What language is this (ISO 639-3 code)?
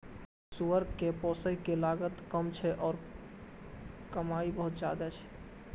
mai